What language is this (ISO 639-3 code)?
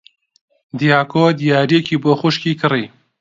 ckb